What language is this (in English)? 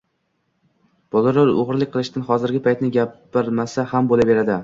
Uzbek